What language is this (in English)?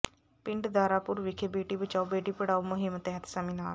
Punjabi